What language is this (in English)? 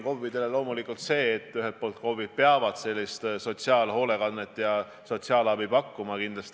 Estonian